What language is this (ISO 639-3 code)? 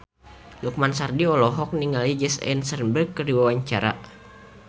sun